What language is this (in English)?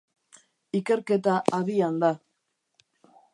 Basque